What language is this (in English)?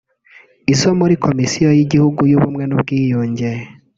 Kinyarwanda